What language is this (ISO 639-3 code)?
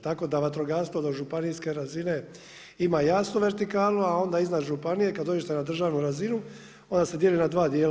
hrv